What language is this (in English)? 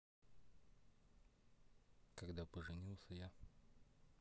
Russian